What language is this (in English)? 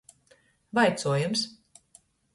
Latgalian